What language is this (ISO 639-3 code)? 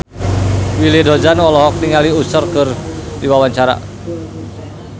sun